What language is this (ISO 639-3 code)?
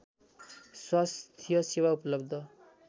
nep